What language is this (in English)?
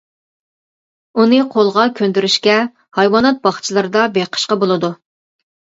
Uyghur